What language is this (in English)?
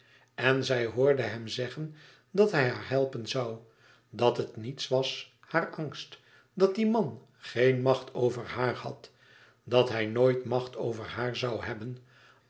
Dutch